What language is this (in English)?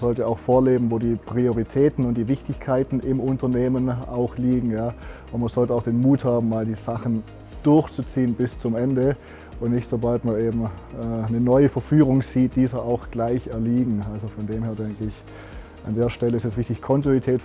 German